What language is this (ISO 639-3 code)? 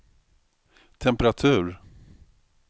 swe